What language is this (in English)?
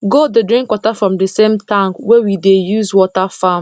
Nigerian Pidgin